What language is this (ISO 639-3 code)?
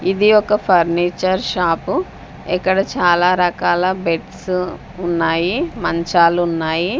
tel